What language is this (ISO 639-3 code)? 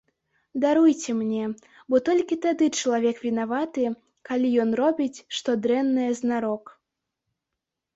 bel